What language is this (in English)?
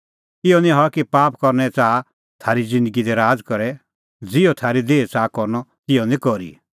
Kullu Pahari